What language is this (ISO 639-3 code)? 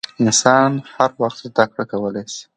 pus